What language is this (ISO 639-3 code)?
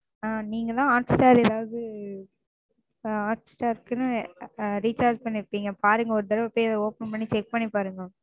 tam